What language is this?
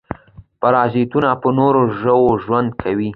Pashto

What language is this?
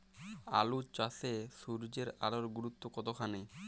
Bangla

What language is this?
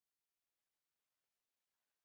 Icelandic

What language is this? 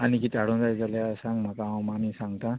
Konkani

